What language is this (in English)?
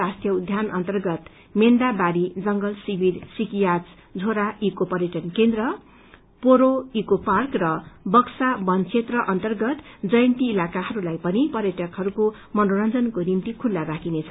Nepali